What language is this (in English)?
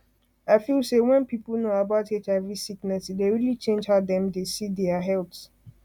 Nigerian Pidgin